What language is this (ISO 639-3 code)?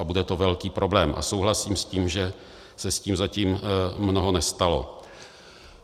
ces